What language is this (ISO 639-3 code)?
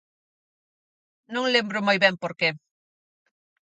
glg